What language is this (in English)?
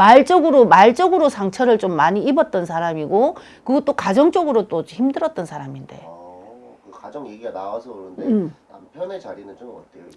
Korean